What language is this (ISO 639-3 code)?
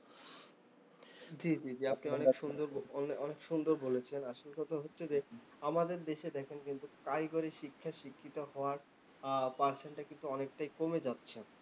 ben